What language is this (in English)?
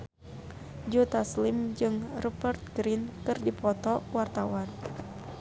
Sundanese